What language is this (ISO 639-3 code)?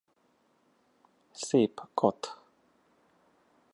hun